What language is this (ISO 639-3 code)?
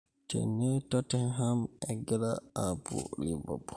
mas